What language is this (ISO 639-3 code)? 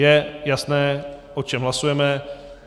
ces